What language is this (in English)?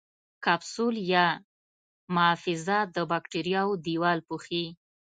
Pashto